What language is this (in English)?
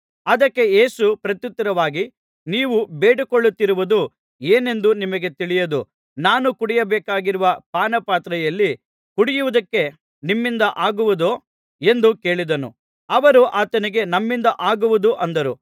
Kannada